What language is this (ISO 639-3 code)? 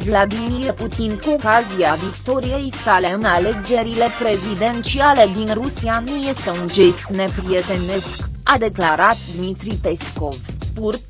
ron